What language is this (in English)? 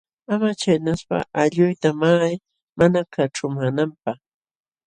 Jauja Wanca Quechua